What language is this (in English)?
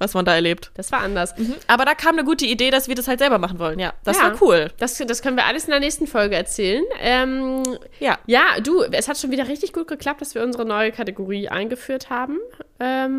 German